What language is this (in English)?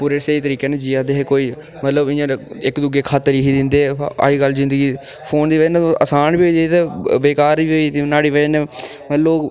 Dogri